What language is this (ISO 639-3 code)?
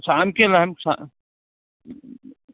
kok